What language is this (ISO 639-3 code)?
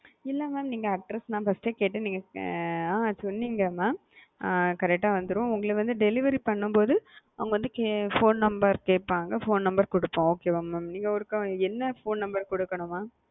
tam